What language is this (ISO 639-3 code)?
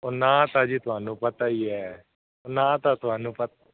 pan